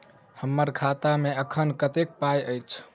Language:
Maithili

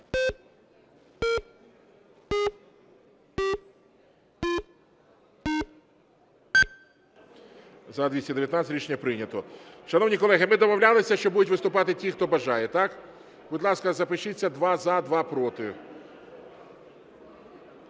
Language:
Ukrainian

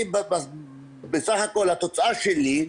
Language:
Hebrew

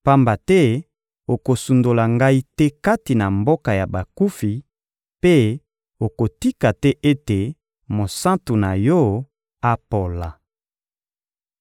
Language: Lingala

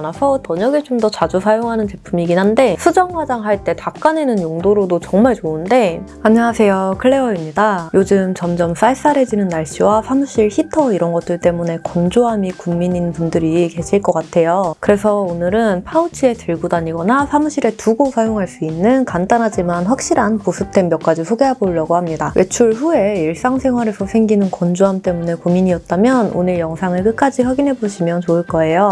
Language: Korean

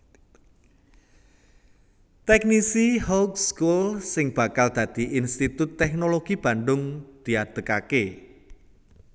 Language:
Javanese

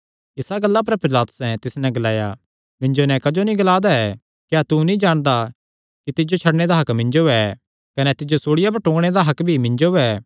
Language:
Kangri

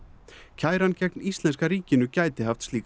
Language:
Icelandic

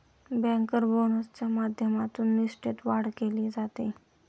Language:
Marathi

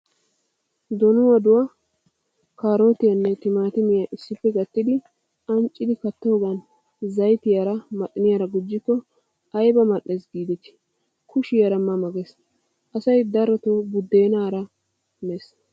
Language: Wolaytta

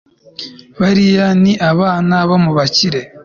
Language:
Kinyarwanda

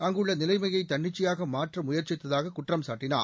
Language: Tamil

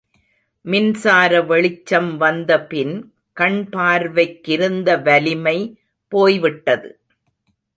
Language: Tamil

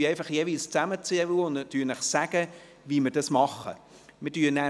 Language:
Swiss German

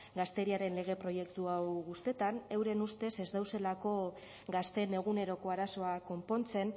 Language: Basque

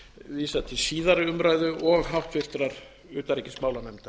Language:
Icelandic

